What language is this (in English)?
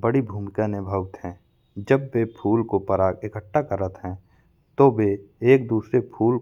Bundeli